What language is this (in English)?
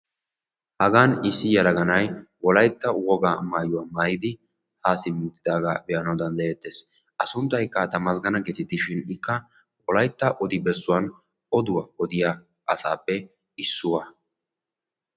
Wolaytta